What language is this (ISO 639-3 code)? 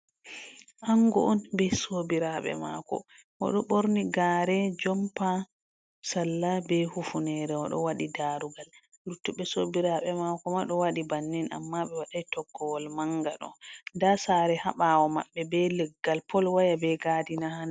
ful